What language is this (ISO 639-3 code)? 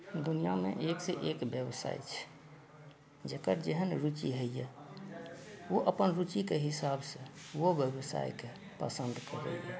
mai